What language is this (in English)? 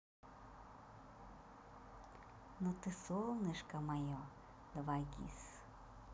Russian